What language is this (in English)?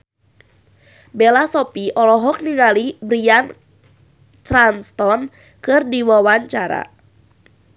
Sundanese